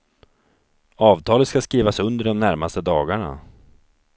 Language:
Swedish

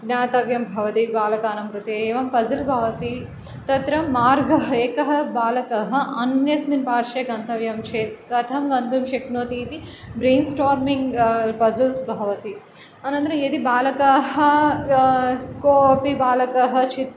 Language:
Sanskrit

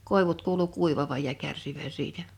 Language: Finnish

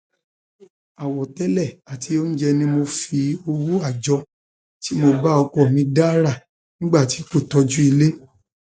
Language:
Yoruba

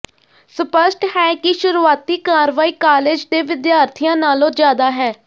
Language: Punjabi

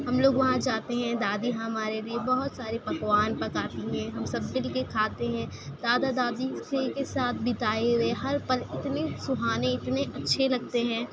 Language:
Urdu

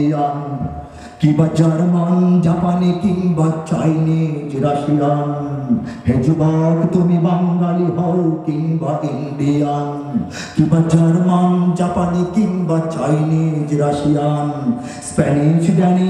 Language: Indonesian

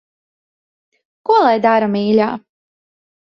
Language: Latvian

